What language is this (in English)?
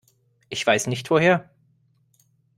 German